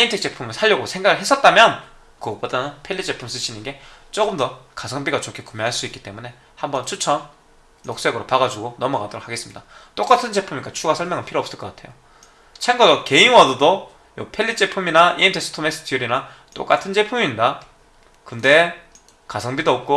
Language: Korean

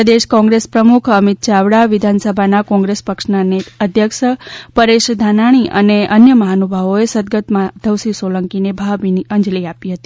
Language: Gujarati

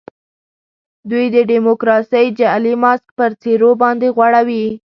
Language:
Pashto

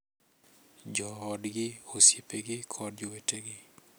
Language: Luo (Kenya and Tanzania)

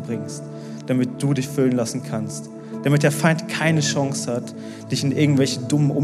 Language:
German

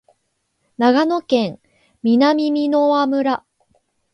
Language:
Japanese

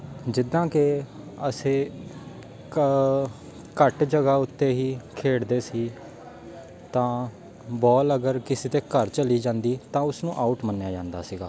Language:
Punjabi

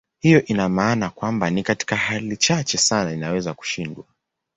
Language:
Swahili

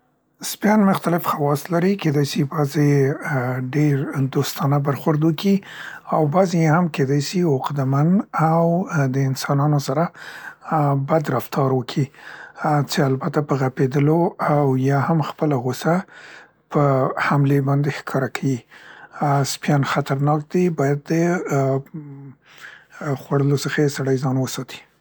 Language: Central Pashto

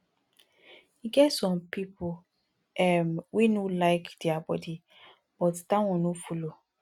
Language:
Nigerian Pidgin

